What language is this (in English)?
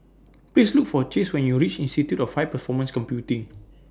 English